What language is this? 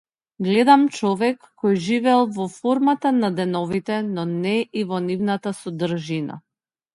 Macedonian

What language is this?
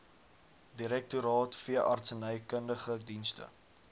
Afrikaans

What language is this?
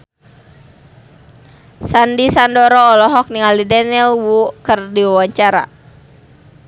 Sundanese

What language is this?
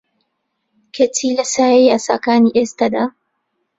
Central Kurdish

